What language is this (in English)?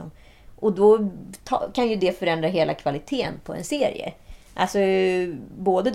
Swedish